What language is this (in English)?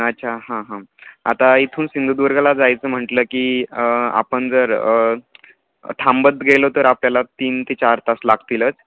Marathi